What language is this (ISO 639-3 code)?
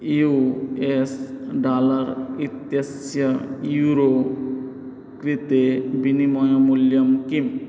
san